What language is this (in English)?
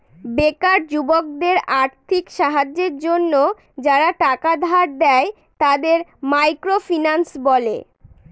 Bangla